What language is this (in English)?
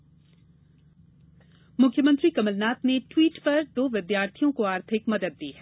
Hindi